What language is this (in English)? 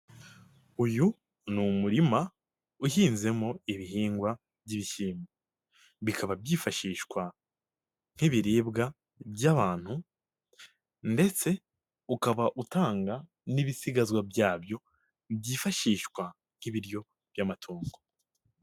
Kinyarwanda